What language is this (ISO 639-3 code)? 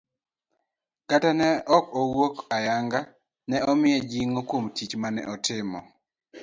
luo